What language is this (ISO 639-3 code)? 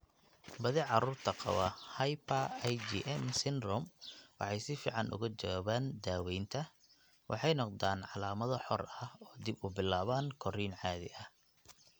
som